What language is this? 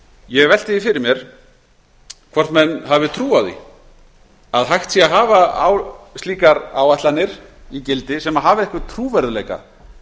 Icelandic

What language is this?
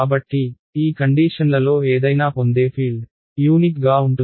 Telugu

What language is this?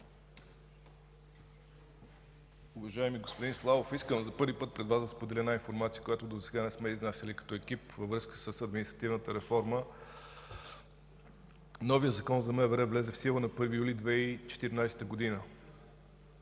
Bulgarian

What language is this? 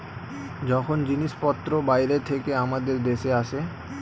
Bangla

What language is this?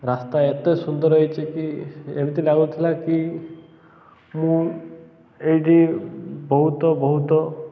Odia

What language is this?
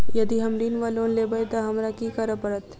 Maithili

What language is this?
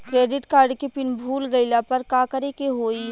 Bhojpuri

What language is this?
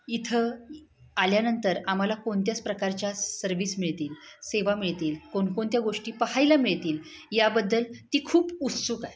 Marathi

